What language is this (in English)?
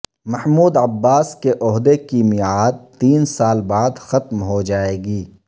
Urdu